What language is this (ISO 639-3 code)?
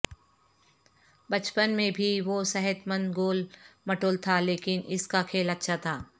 urd